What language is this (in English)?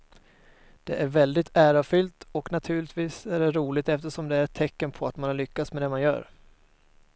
Swedish